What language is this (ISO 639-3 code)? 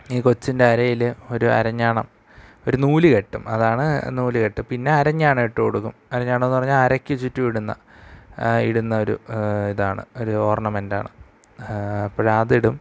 mal